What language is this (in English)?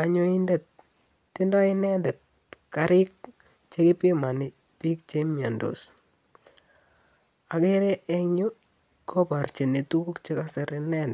Kalenjin